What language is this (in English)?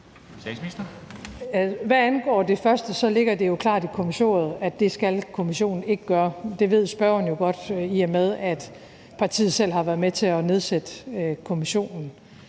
Danish